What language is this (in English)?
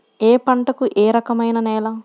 Telugu